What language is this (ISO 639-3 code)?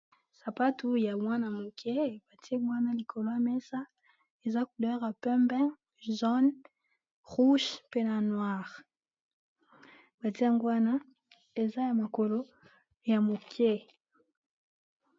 lin